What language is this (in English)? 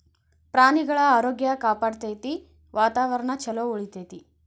Kannada